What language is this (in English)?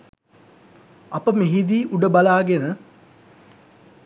Sinhala